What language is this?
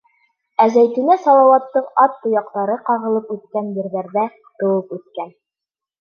Bashkir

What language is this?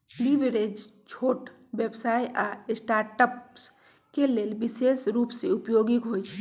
Magahi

